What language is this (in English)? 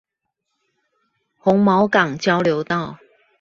Chinese